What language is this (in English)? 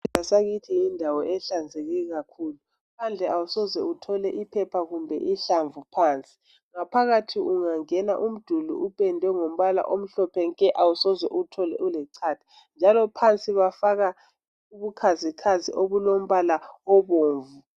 North Ndebele